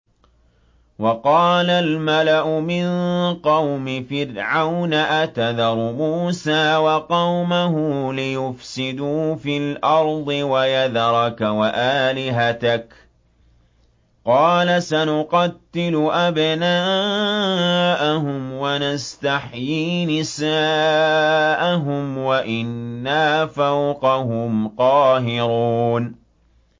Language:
Arabic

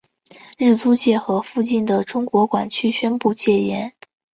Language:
Chinese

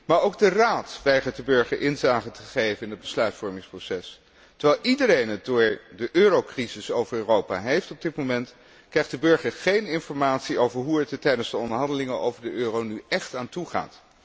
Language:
Dutch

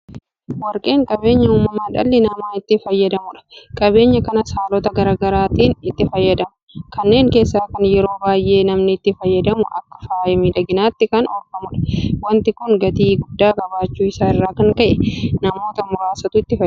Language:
Oromo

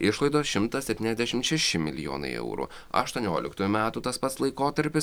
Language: Lithuanian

